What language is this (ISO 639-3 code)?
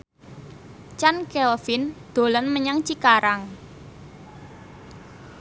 jav